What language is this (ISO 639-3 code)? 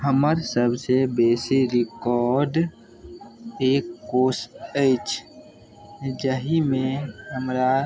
mai